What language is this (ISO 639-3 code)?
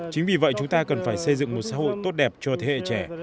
vie